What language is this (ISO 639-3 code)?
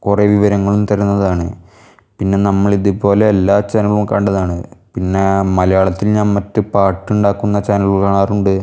mal